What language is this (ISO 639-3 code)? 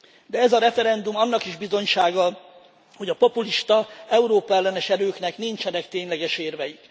hun